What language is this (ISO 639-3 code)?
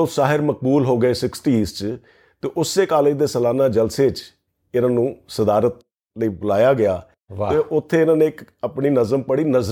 pan